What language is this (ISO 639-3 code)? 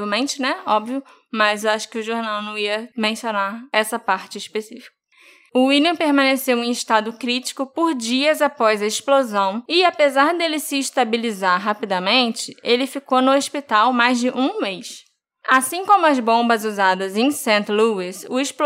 por